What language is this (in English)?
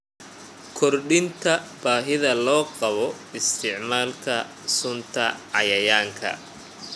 Somali